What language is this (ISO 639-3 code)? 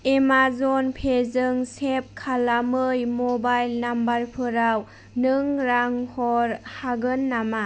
brx